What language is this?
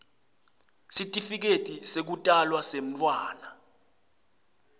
Swati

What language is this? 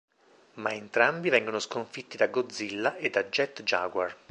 Italian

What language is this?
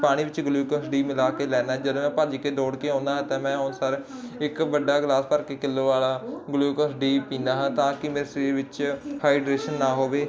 Punjabi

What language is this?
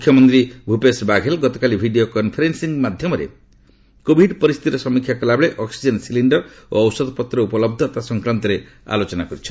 Odia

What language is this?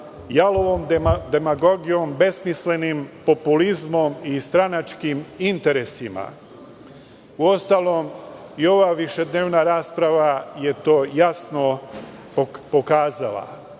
Serbian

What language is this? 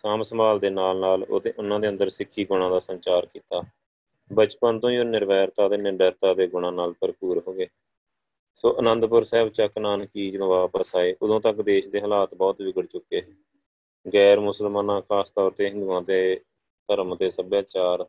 Punjabi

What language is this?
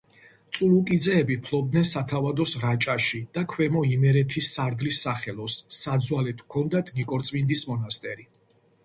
Georgian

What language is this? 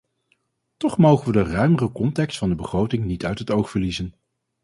Dutch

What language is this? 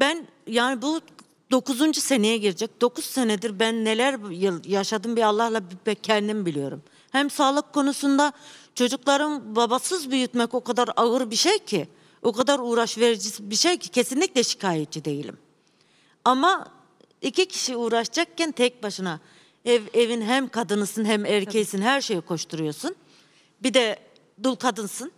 Turkish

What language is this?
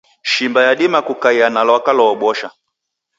Taita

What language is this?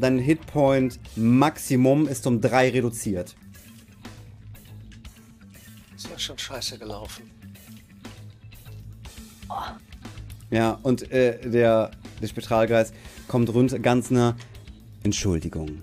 German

